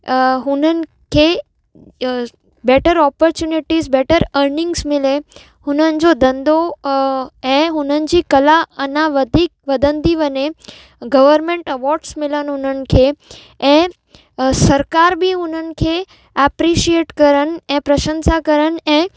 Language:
Sindhi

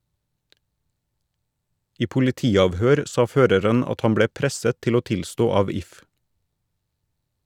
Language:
Norwegian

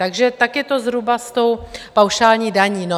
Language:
Czech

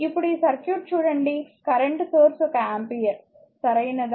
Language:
Telugu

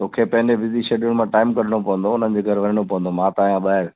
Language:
Sindhi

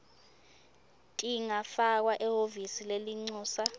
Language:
Swati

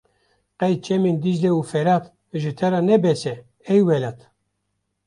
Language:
Kurdish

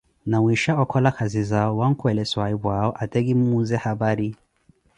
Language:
Koti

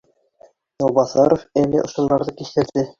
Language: Bashkir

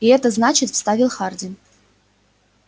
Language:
Russian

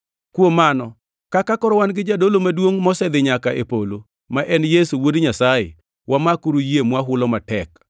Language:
Luo (Kenya and Tanzania)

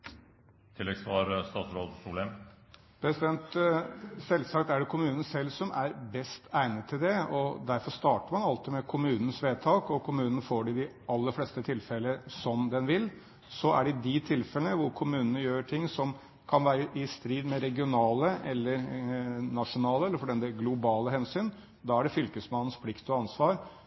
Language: Norwegian Bokmål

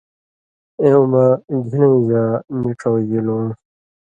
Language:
Indus Kohistani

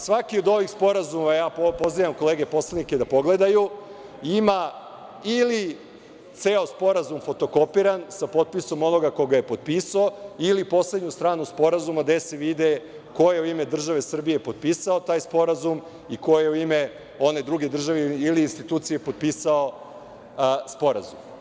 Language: Serbian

